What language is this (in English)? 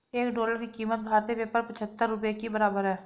Hindi